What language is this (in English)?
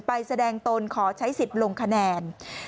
Thai